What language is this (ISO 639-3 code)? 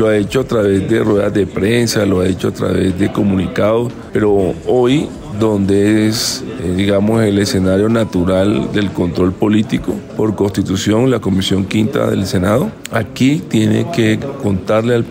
spa